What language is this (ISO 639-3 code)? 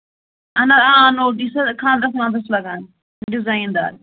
kas